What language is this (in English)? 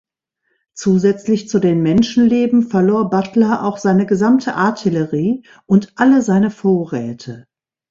German